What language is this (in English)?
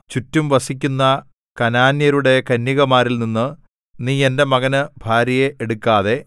Malayalam